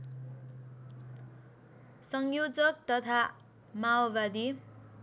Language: Nepali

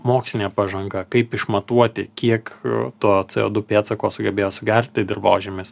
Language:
Lithuanian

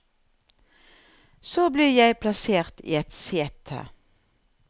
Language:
Norwegian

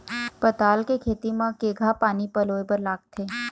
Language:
Chhattisgarhi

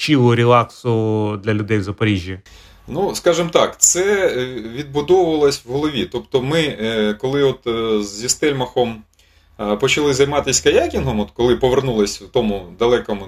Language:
Ukrainian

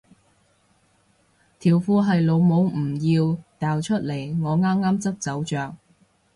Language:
Cantonese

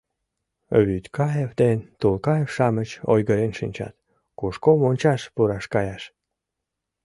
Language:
Mari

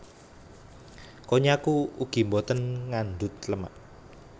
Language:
Javanese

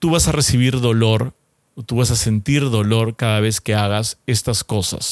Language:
Spanish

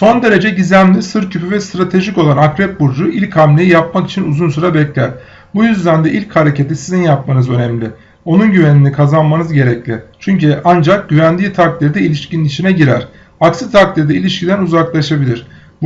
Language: Turkish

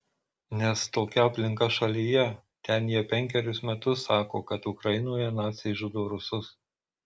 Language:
Lithuanian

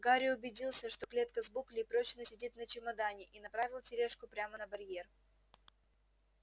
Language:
Russian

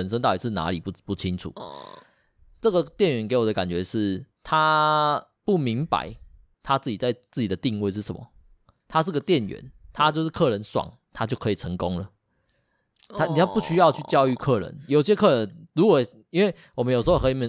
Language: Chinese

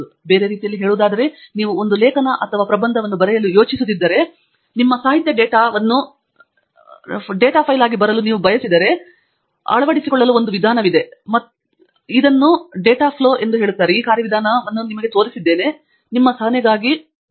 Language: Kannada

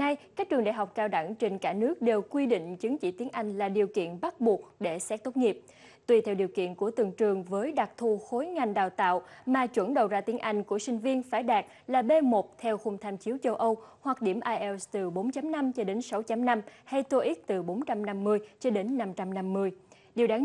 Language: Vietnamese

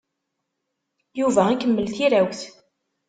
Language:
Kabyle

